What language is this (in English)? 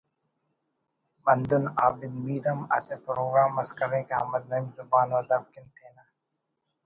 Brahui